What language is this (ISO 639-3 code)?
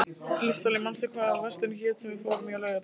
isl